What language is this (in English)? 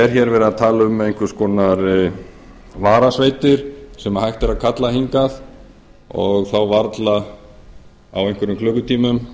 Icelandic